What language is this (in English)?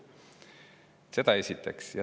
Estonian